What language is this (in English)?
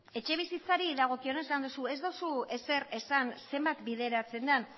Basque